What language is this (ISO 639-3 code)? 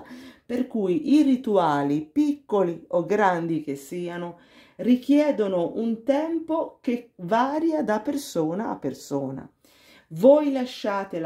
ita